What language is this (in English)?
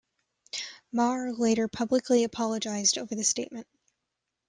English